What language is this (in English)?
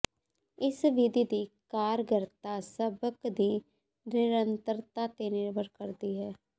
Punjabi